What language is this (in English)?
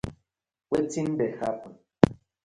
Nigerian Pidgin